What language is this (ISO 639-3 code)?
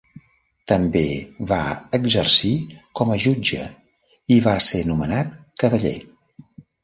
cat